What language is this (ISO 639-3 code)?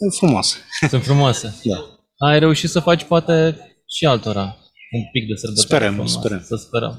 ron